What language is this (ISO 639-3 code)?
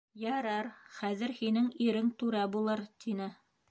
bak